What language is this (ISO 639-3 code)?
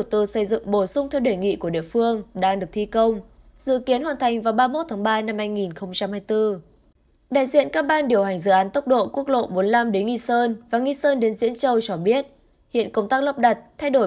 vie